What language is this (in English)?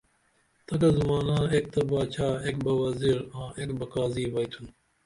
Dameli